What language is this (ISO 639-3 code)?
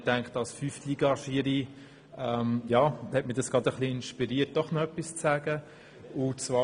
gsw